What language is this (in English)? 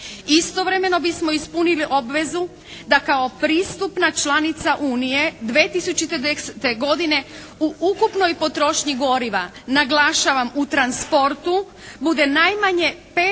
Croatian